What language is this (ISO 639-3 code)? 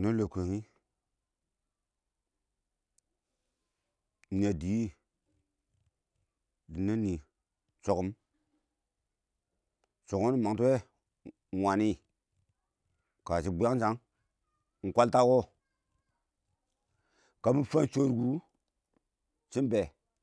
awo